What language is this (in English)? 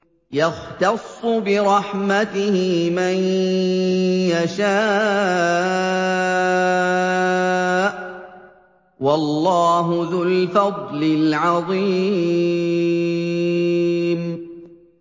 Arabic